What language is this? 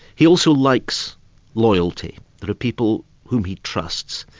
English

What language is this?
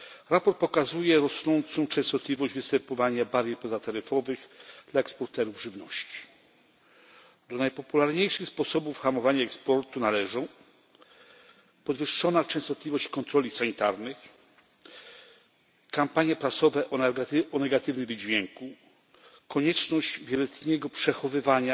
Polish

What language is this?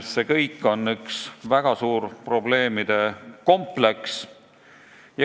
Estonian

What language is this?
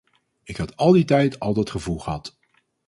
Dutch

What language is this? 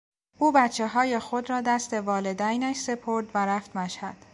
Persian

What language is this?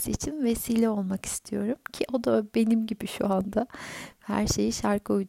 Turkish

